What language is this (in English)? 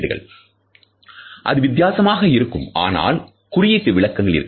Tamil